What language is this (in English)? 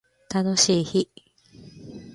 Japanese